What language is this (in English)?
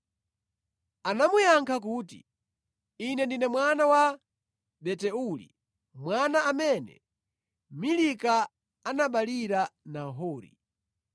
Nyanja